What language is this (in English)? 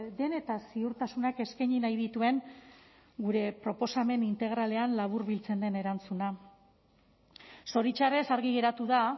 Basque